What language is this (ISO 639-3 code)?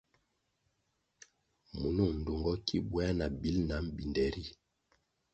nmg